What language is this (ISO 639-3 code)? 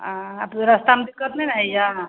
mai